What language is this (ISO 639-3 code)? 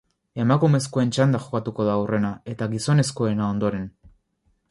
eus